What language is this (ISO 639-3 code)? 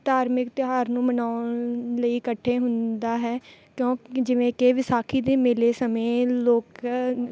pan